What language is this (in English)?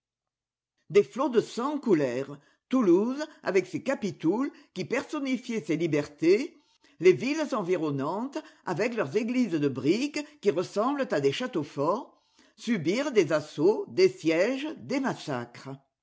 French